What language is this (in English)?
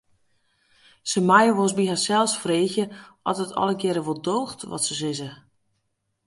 Western Frisian